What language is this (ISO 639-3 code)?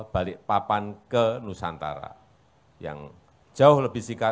ind